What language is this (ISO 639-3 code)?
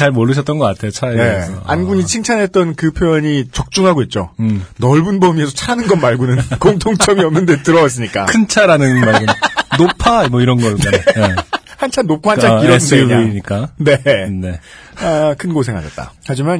kor